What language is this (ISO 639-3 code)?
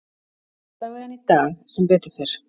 isl